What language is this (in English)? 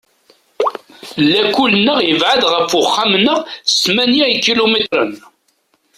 Kabyle